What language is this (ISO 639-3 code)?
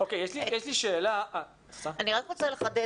heb